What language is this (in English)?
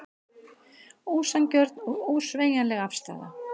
Icelandic